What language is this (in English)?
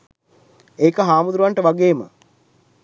Sinhala